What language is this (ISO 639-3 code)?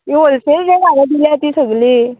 kok